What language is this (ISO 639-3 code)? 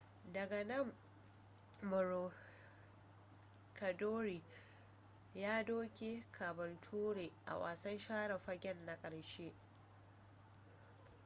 hau